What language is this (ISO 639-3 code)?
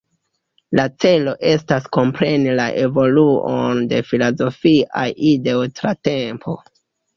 epo